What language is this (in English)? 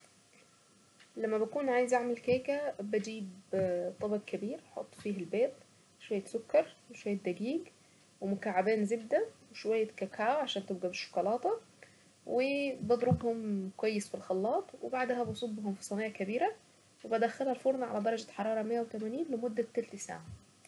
Saidi Arabic